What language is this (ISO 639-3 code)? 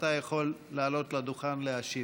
heb